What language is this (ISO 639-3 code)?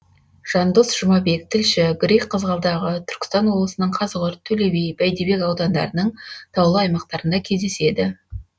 kaz